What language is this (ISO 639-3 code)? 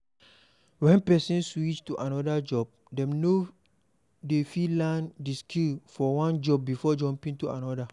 pcm